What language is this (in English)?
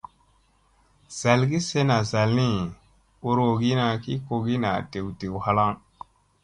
Musey